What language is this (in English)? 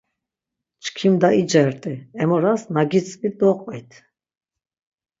Laz